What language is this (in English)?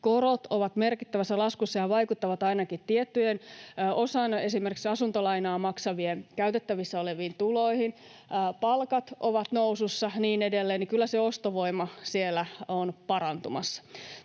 Finnish